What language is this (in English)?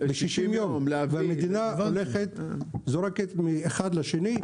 Hebrew